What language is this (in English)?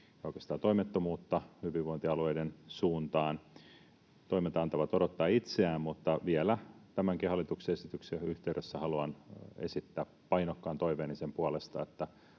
Finnish